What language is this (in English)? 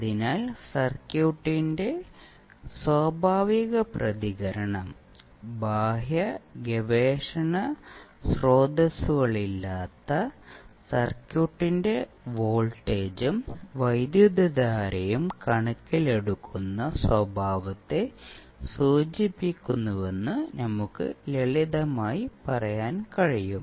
Malayalam